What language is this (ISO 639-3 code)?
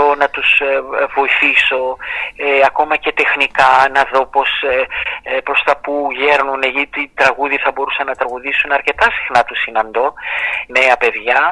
ell